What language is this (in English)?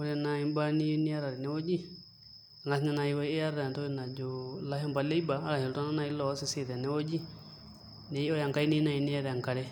Masai